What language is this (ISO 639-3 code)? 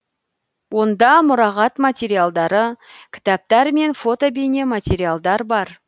kaz